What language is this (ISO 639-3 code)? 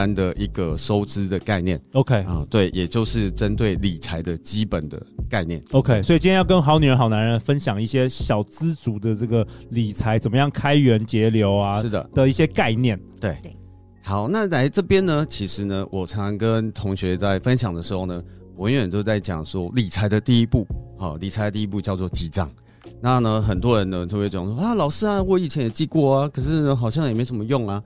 zho